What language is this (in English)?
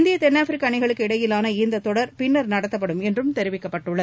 Tamil